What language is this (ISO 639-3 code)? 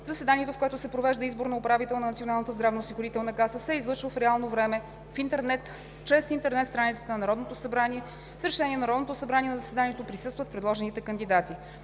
bul